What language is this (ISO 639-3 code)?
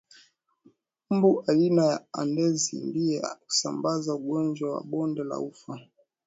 swa